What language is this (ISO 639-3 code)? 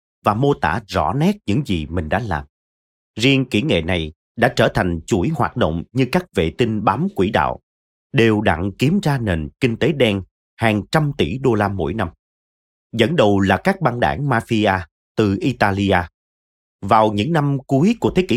vie